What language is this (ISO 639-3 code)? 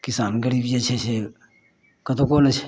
mai